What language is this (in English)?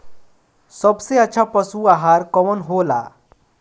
Bhojpuri